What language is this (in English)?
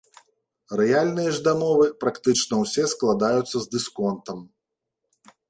Belarusian